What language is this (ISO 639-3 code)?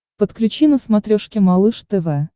rus